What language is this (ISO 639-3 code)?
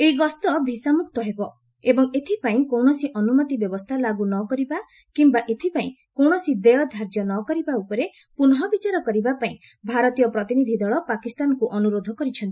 ori